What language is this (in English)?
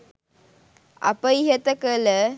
Sinhala